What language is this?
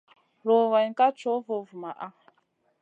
Masana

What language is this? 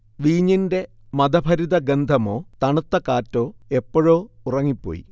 Malayalam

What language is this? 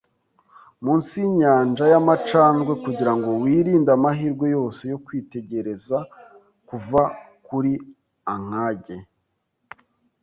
Kinyarwanda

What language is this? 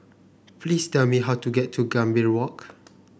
English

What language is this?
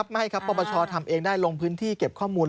Thai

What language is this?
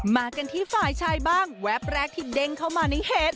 Thai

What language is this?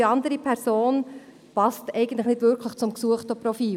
Swiss German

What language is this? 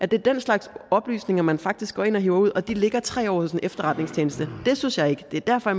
Danish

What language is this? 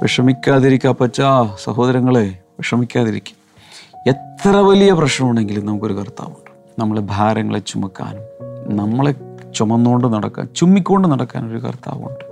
Malayalam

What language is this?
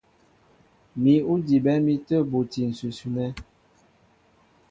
Mbo (Cameroon)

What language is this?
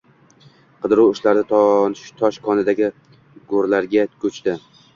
Uzbek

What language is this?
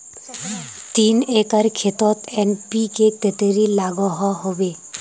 Magahi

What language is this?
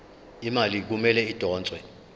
Zulu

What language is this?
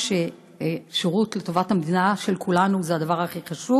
Hebrew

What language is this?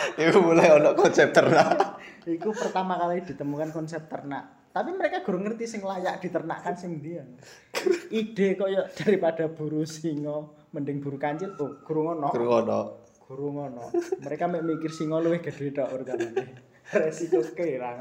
Indonesian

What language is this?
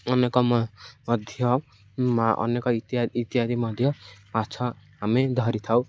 Odia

